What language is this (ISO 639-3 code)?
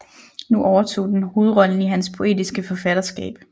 dan